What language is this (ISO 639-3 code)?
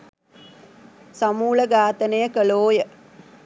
sin